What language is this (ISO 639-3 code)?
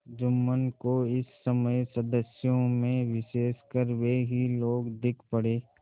hin